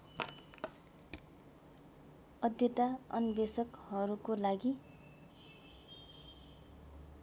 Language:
Nepali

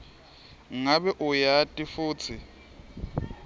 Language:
Swati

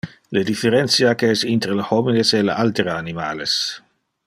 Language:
Interlingua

